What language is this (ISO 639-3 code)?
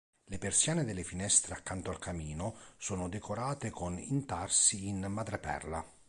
ita